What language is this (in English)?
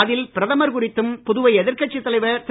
Tamil